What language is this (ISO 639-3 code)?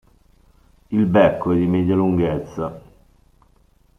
ita